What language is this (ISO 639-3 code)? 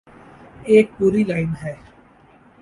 urd